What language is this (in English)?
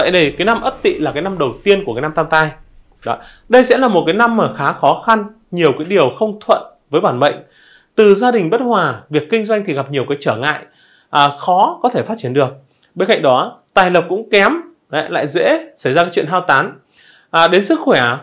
Vietnamese